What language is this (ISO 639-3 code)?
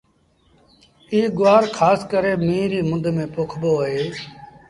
sbn